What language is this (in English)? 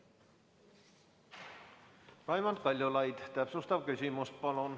Estonian